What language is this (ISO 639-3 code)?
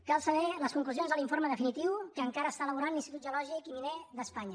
cat